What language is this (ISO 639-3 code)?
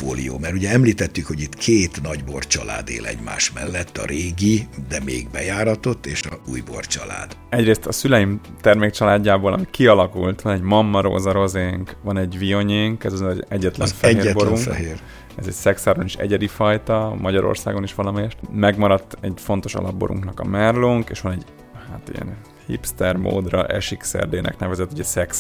hun